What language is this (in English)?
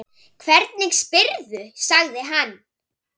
Icelandic